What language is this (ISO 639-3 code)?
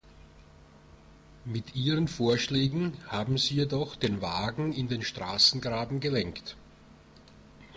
deu